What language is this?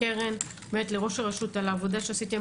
Hebrew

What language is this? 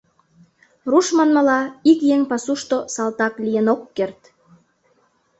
Mari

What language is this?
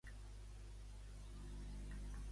Catalan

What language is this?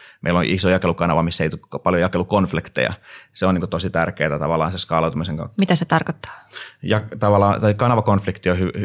Finnish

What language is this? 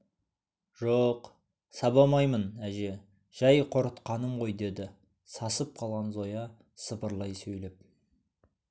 Kazakh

